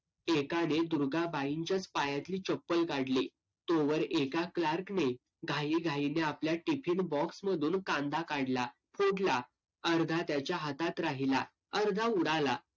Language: Marathi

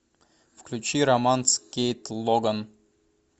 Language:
Russian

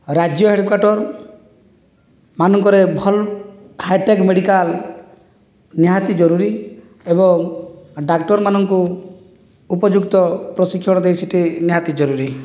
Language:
Odia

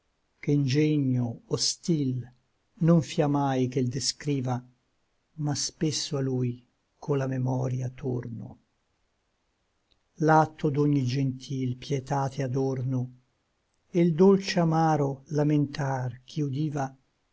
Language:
Italian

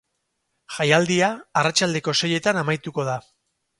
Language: Basque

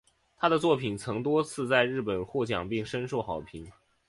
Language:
Chinese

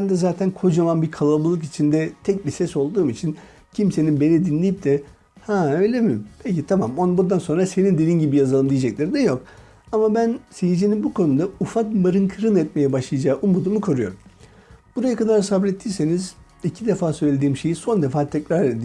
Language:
Turkish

